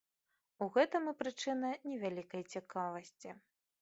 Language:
Belarusian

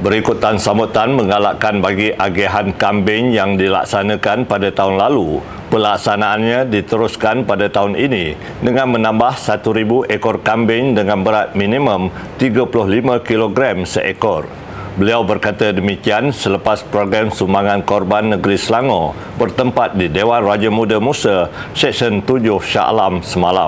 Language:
Malay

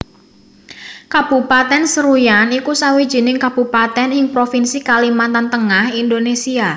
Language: Javanese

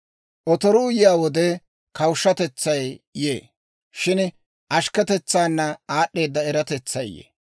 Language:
Dawro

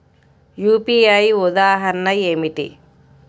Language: Telugu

